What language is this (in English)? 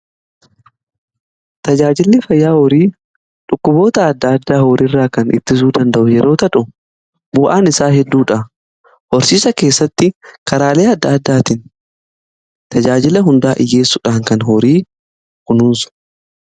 Oromo